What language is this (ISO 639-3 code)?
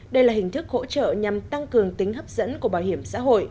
vie